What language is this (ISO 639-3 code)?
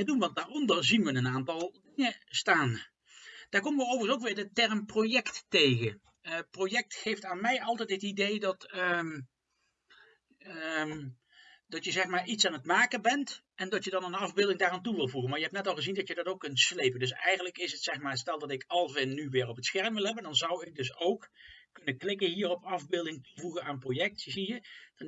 nld